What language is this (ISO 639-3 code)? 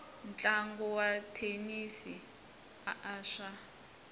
tso